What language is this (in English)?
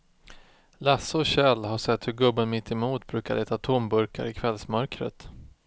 Swedish